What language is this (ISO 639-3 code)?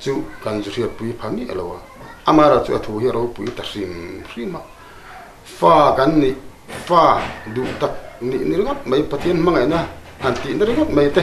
kor